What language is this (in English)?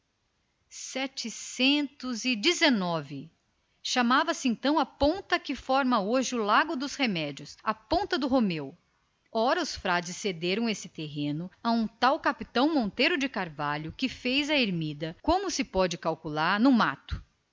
Portuguese